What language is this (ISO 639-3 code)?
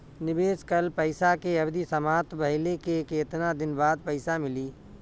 bho